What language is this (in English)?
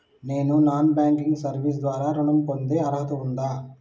Telugu